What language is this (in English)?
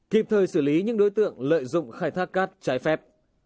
Vietnamese